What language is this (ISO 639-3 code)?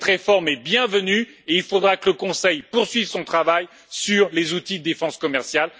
fra